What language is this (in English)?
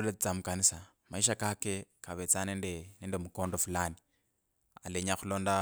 Kabras